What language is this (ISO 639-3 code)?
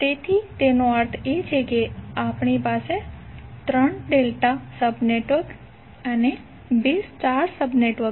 guj